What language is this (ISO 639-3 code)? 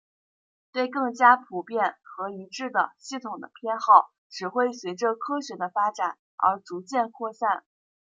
zho